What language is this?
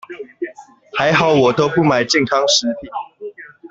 Chinese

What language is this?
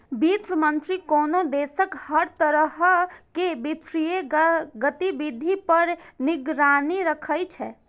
Maithili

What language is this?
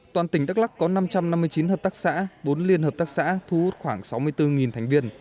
Vietnamese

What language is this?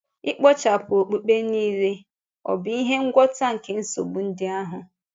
Igbo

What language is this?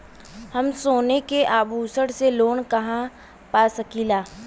Bhojpuri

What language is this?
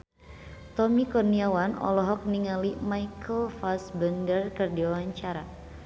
Sundanese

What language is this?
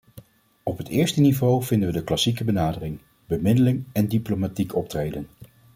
Dutch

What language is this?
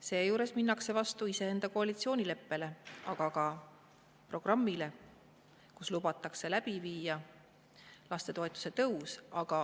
Estonian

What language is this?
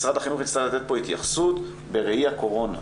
Hebrew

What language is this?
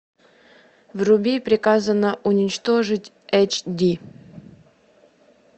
Russian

